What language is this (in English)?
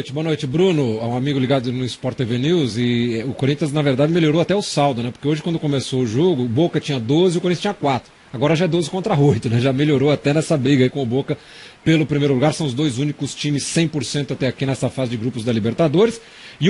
Portuguese